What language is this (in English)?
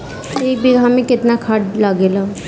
Bhojpuri